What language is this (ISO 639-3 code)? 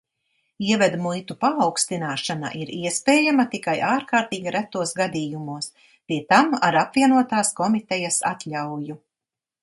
lav